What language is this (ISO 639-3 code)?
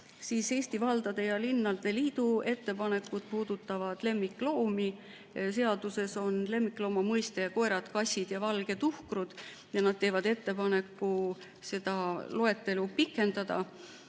est